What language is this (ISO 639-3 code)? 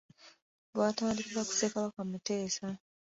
lug